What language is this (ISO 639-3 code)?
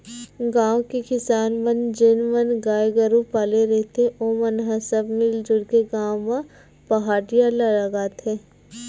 hne